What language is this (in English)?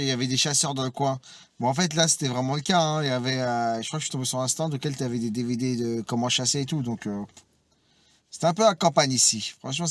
French